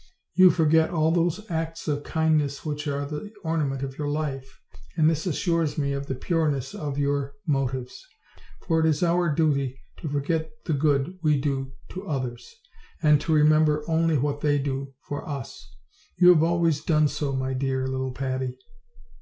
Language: English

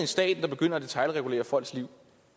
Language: Danish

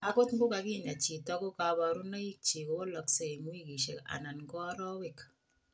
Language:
Kalenjin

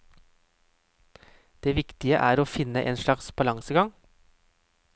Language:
Norwegian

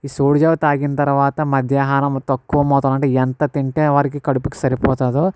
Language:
Telugu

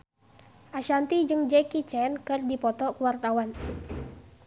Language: Sundanese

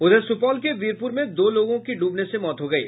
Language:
Hindi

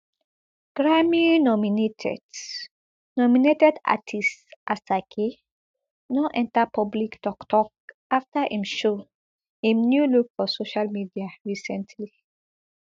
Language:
Nigerian Pidgin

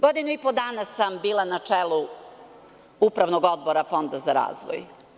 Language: Serbian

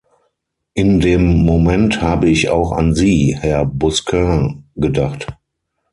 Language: German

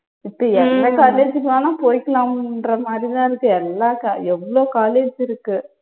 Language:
Tamil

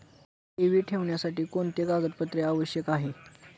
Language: Marathi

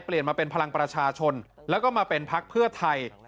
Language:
Thai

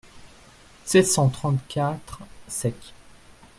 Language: French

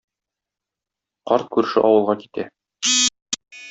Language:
Tatar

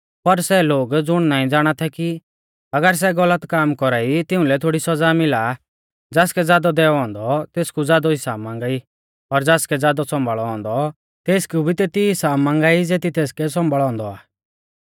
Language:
Mahasu Pahari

